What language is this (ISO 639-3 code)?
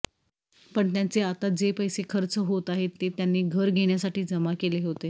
mar